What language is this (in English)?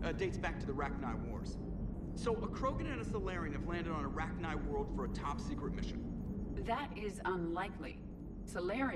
English